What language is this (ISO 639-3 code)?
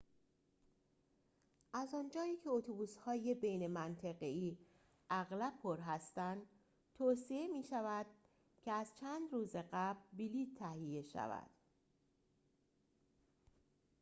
fas